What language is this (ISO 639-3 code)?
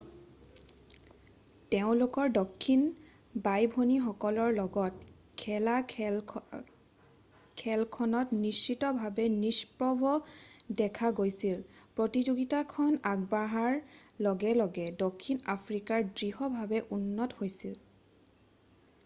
asm